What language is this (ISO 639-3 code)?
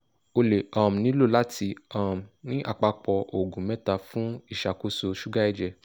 yor